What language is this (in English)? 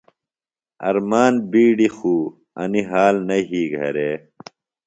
Phalura